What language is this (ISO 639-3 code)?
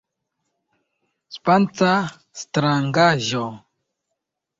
epo